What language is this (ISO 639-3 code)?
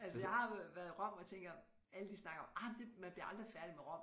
dan